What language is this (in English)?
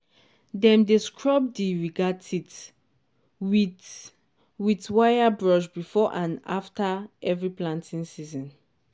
Nigerian Pidgin